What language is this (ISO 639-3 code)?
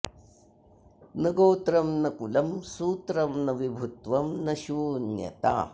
san